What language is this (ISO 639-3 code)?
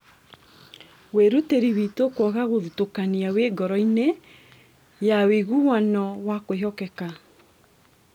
kik